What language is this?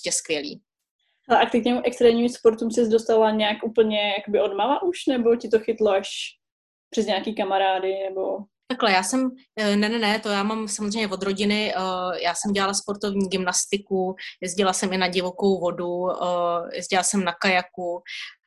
Czech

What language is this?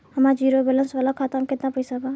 Bhojpuri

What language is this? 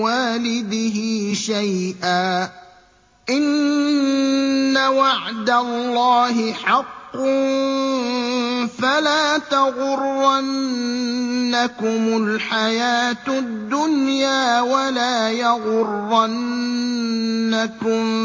Arabic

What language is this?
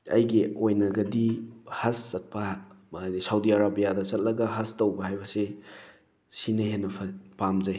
Manipuri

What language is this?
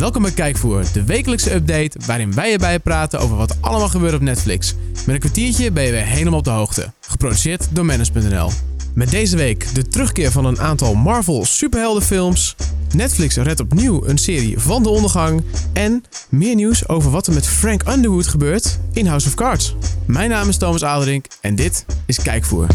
Dutch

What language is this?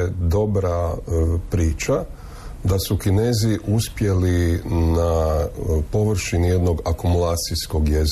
Croatian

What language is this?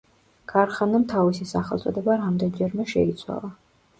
Georgian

